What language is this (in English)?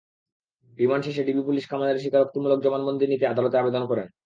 Bangla